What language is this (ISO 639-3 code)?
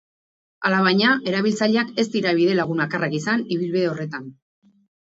eus